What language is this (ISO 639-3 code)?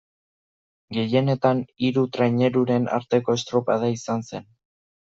eus